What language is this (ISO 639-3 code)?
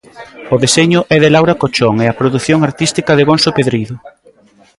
glg